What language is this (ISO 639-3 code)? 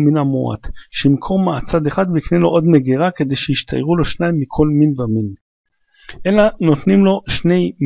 heb